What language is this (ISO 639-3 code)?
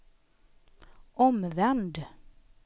swe